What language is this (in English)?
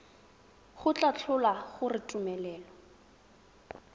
Tswana